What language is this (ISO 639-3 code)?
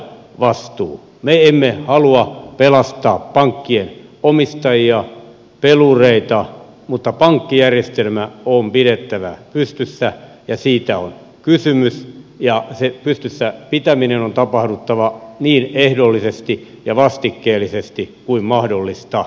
fin